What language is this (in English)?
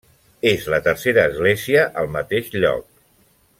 Catalan